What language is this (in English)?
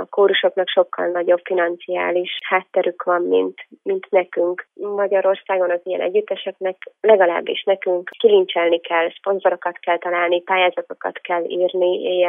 Hungarian